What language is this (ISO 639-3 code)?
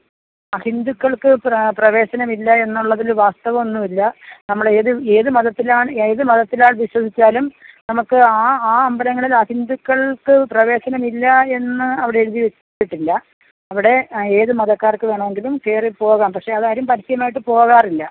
mal